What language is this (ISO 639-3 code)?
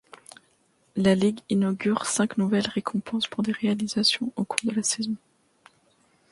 fra